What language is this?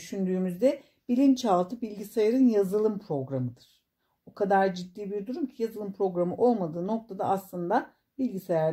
Turkish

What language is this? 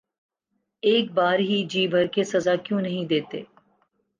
Urdu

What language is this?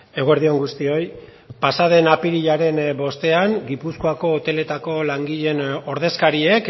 Basque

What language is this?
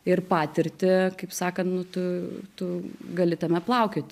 Lithuanian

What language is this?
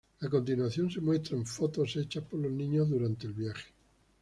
Spanish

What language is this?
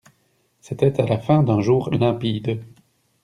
French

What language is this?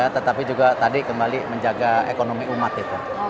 Indonesian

